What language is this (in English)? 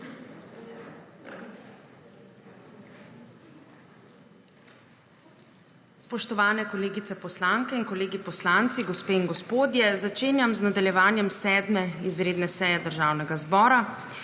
Slovenian